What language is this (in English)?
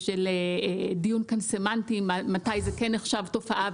Hebrew